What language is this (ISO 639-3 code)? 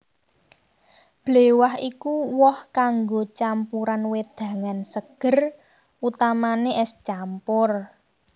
jav